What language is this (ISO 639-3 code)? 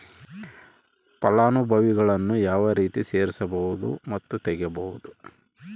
kan